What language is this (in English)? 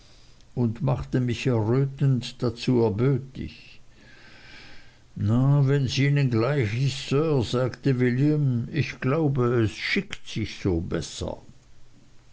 German